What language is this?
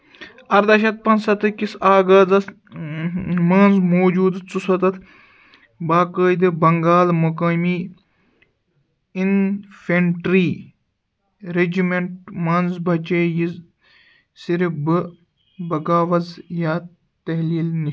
Kashmiri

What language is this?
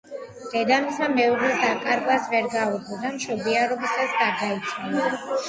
Georgian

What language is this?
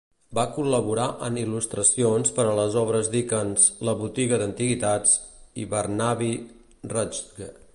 Catalan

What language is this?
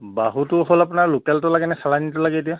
Assamese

